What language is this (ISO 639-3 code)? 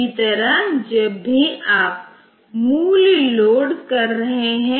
hin